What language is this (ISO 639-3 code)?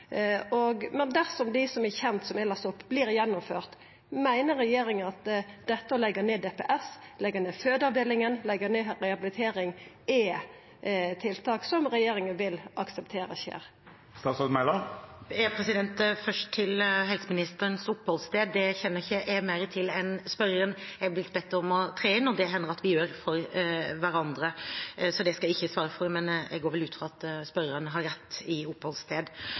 nor